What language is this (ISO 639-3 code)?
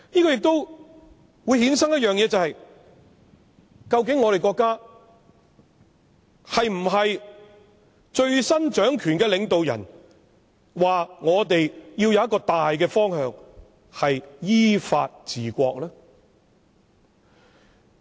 yue